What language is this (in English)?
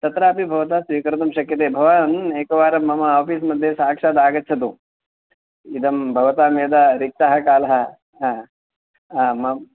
Sanskrit